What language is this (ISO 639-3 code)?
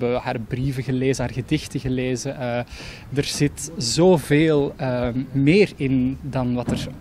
nld